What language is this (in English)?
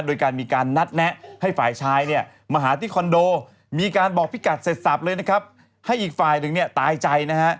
Thai